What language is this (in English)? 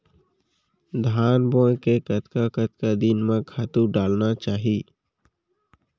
Chhattisgarhi